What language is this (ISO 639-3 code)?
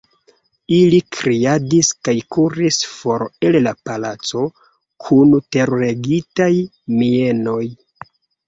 epo